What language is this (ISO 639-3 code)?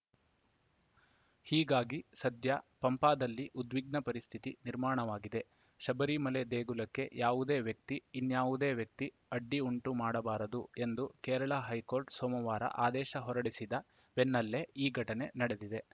kan